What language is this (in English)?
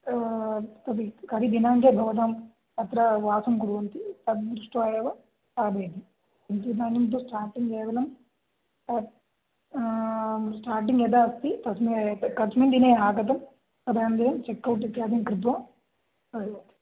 Sanskrit